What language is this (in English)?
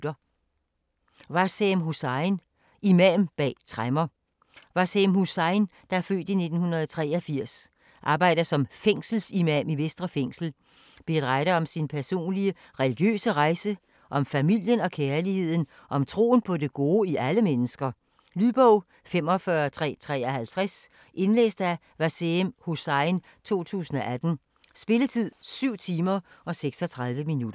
Danish